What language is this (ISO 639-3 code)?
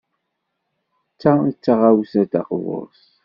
kab